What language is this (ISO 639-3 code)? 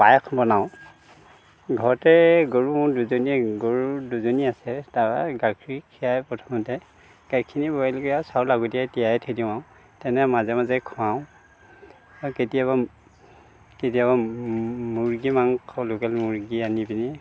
asm